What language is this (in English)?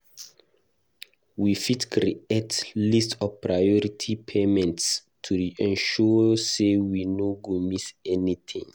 Nigerian Pidgin